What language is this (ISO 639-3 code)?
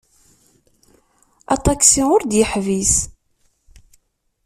kab